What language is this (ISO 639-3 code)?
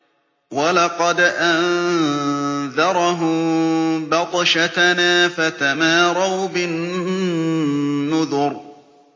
ara